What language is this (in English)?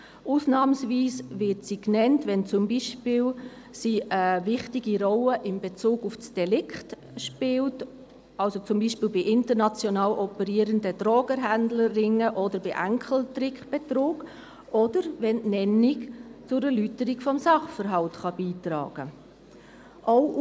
Swiss German